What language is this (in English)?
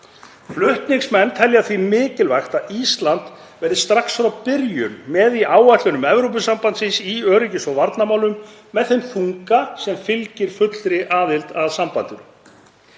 Icelandic